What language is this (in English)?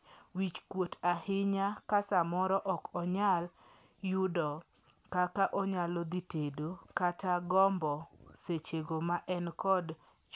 Luo (Kenya and Tanzania)